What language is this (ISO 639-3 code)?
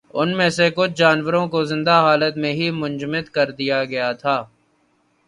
urd